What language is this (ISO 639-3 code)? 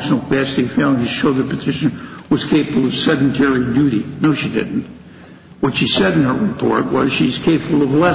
eng